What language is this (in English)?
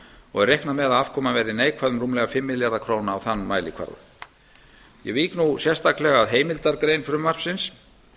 Icelandic